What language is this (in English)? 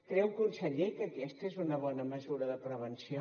Catalan